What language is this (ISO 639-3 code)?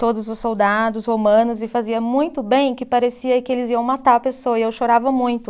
por